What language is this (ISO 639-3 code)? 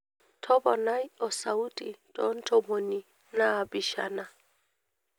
mas